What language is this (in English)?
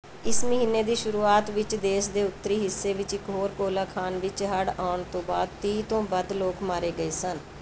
Punjabi